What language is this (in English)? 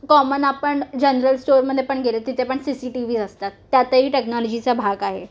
Marathi